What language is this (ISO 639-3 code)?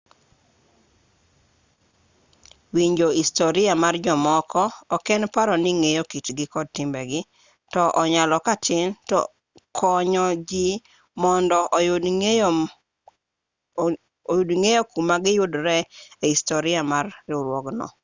luo